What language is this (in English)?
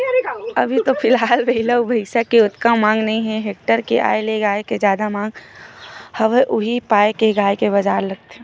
Chhattisgarhi